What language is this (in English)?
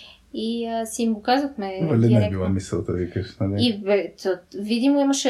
Bulgarian